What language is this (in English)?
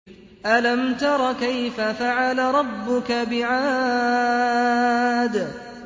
Arabic